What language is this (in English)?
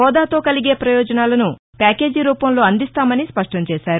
Telugu